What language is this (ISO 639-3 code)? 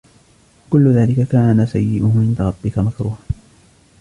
ara